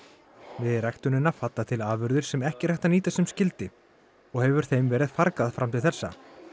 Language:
Icelandic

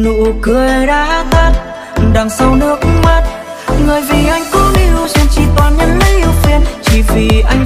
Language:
Romanian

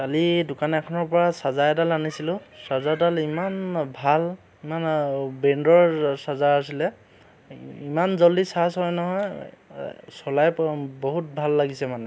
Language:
Assamese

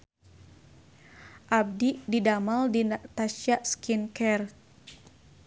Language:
Sundanese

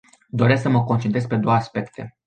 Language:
Romanian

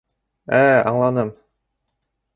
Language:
Bashkir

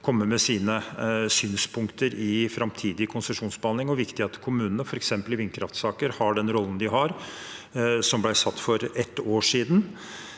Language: Norwegian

